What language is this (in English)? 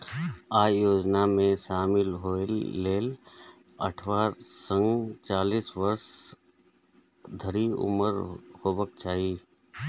Maithili